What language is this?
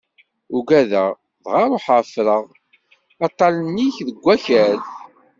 Kabyle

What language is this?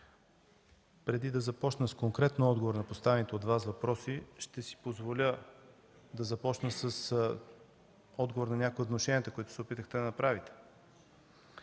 Bulgarian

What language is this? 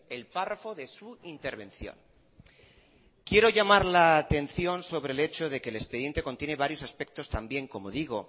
Spanish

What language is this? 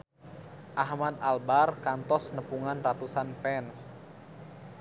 Sundanese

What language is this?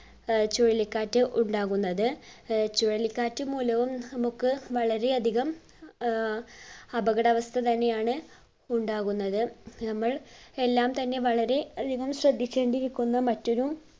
Malayalam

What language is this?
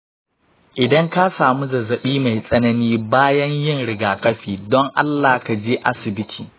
Hausa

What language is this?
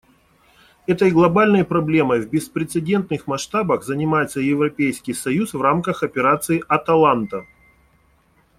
Russian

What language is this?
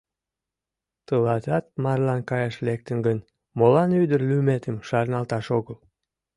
Mari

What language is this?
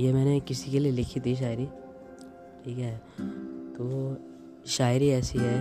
Hindi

